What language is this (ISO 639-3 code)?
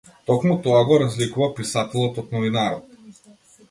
mkd